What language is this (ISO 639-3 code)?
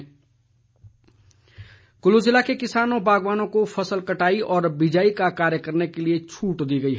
hin